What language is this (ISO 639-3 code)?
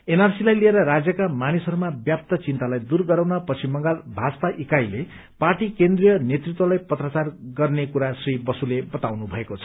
nep